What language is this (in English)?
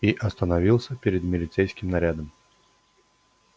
Russian